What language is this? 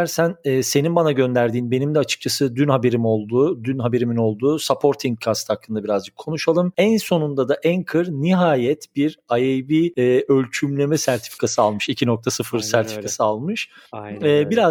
Turkish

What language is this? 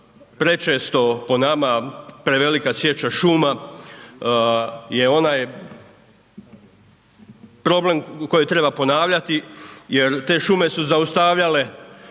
Croatian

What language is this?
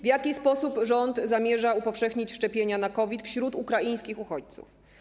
Polish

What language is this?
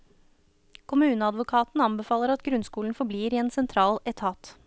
Norwegian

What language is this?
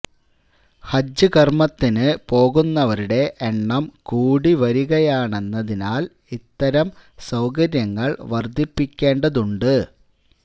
Malayalam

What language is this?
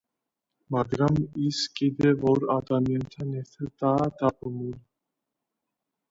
Georgian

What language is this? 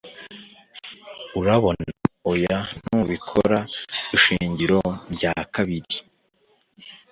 Kinyarwanda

